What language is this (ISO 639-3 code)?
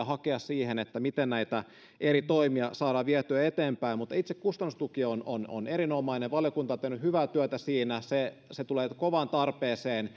fin